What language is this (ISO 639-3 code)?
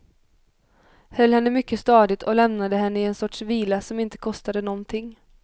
swe